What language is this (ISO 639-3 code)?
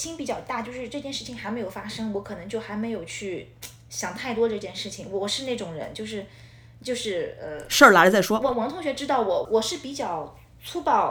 zho